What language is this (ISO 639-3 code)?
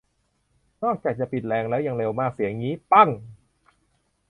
tha